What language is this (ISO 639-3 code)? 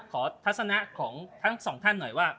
tha